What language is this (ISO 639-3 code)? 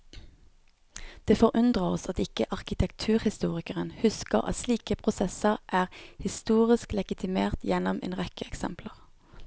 nor